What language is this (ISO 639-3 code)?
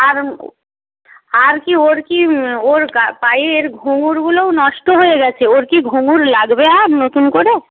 ben